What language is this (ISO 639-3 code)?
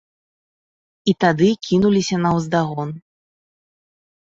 bel